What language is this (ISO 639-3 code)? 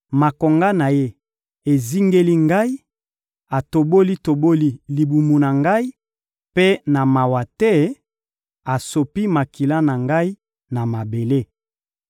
lin